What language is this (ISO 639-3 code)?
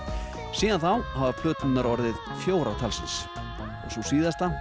isl